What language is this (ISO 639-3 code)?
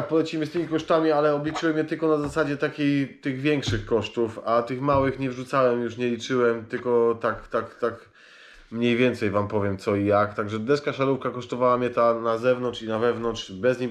pol